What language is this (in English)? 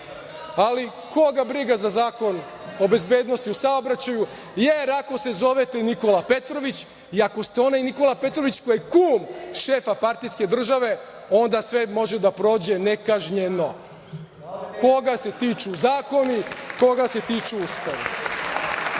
Serbian